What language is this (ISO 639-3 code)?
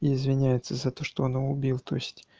rus